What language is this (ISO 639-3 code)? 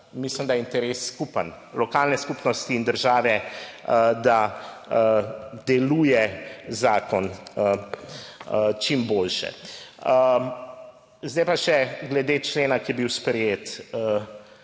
slv